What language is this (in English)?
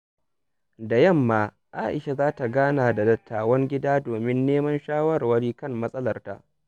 Hausa